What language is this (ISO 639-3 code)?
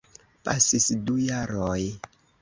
epo